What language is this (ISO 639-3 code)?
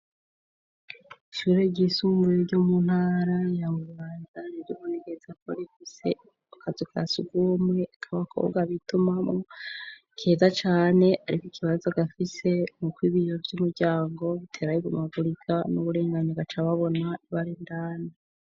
run